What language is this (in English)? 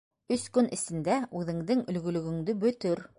Bashkir